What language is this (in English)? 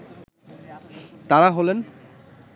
Bangla